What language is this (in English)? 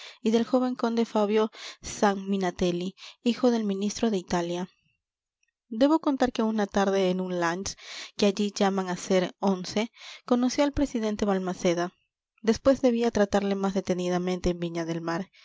Spanish